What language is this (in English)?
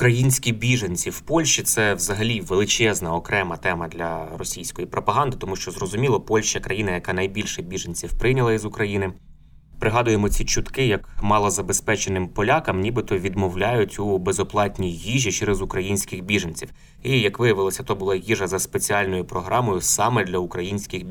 Ukrainian